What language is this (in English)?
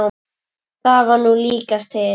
Icelandic